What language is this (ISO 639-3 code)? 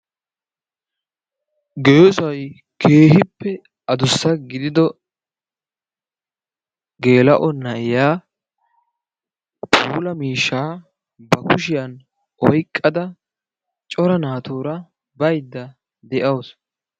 wal